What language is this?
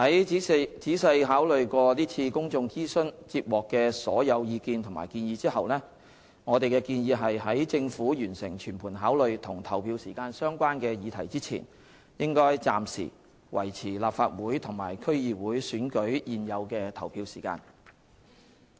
Cantonese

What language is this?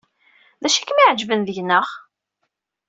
Kabyle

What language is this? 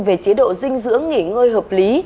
Vietnamese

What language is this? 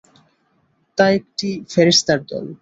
Bangla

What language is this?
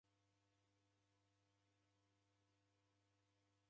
Taita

